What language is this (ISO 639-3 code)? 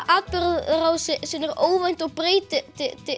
isl